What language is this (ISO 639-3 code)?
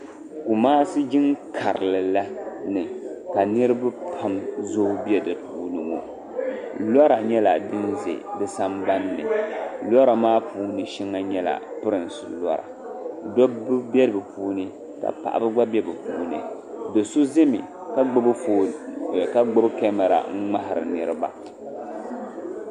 dag